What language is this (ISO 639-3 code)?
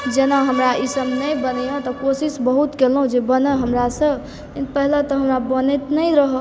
mai